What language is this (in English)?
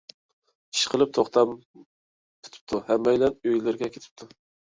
Uyghur